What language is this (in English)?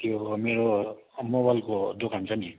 Nepali